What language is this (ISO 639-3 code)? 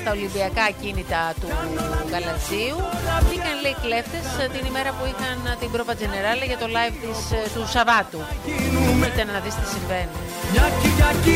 ell